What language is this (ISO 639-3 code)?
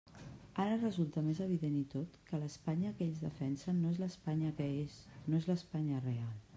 cat